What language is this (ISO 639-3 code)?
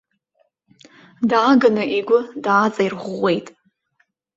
abk